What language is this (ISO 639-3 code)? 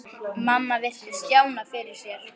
isl